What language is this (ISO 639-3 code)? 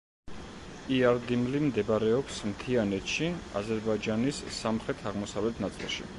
kat